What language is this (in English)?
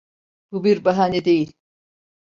Turkish